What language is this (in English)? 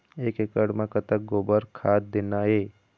Chhattisgarhi